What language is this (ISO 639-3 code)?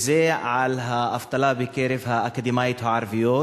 heb